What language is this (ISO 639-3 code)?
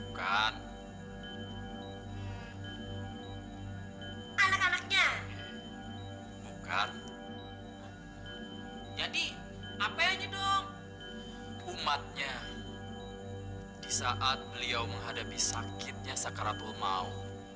ind